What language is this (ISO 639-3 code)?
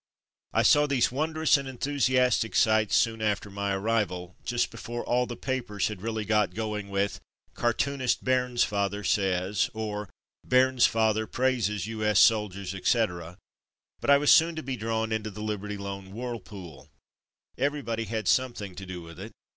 eng